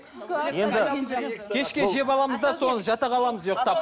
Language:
Kazakh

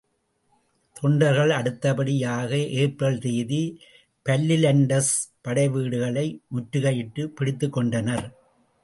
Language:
Tamil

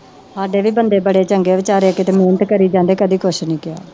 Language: Punjabi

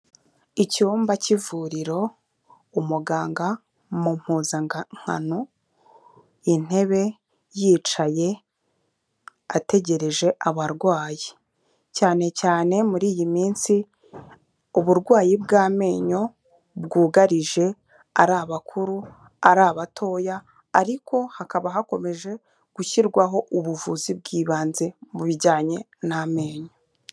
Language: Kinyarwanda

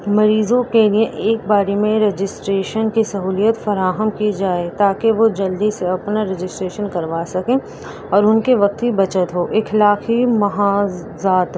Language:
Urdu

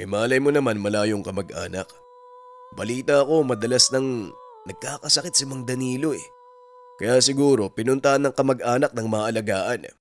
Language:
Filipino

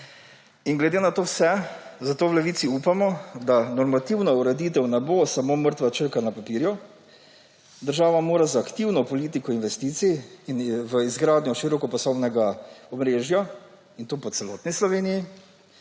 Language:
Slovenian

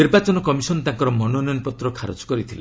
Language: Odia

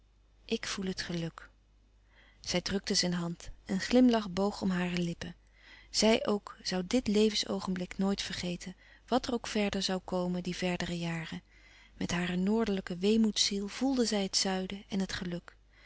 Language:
Dutch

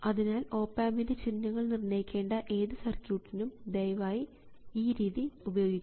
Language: Malayalam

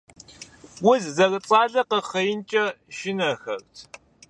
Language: Kabardian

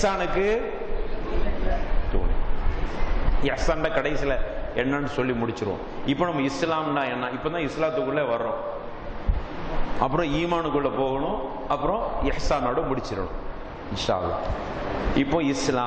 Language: Arabic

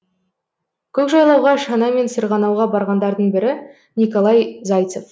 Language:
Kazakh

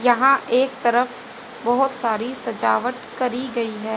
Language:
Hindi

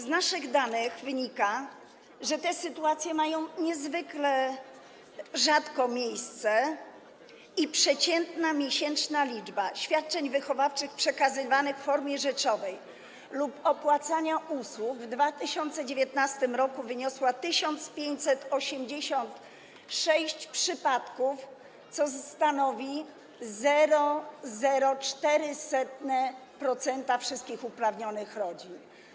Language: Polish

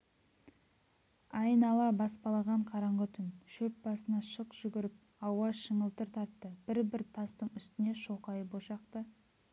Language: Kazakh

